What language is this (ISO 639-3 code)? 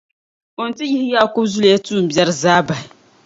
dag